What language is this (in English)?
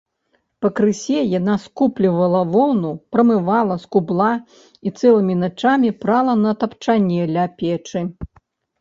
Belarusian